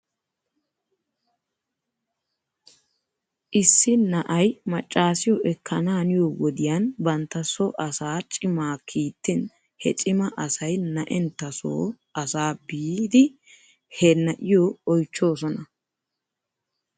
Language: Wolaytta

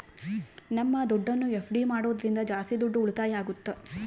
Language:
Kannada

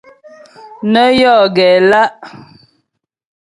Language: Ghomala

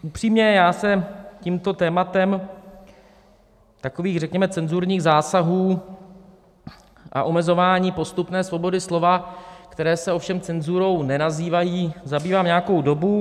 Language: Czech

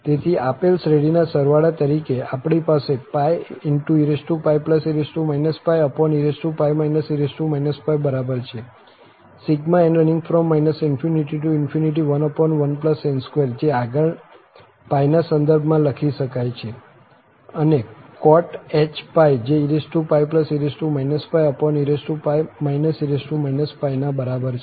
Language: Gujarati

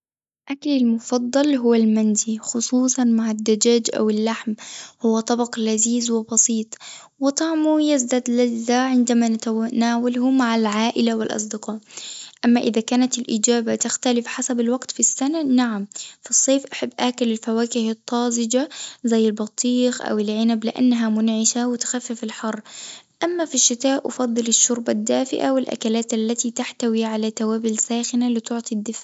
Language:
Tunisian Arabic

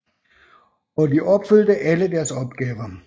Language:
Danish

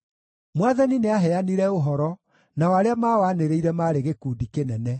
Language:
Kikuyu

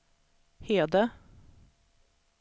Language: Swedish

